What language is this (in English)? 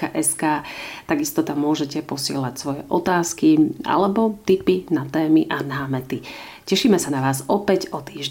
Slovak